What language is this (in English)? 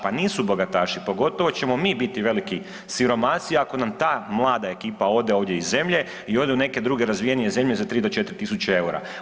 Croatian